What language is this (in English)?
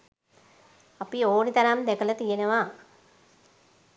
Sinhala